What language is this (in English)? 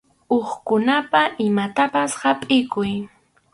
Arequipa-La Unión Quechua